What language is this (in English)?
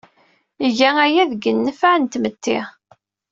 Kabyle